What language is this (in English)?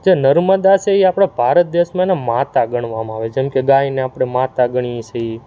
Gujarati